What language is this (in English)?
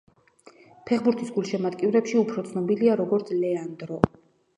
Georgian